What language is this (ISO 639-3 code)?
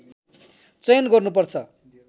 nep